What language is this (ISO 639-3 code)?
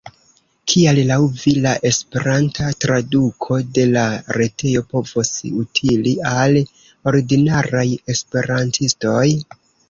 epo